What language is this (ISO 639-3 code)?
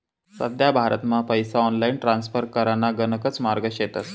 mar